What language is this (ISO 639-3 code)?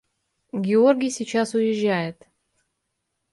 rus